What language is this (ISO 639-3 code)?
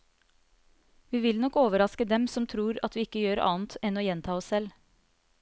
nor